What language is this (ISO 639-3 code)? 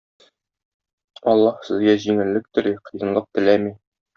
tat